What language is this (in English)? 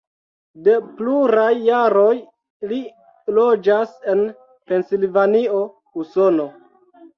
Esperanto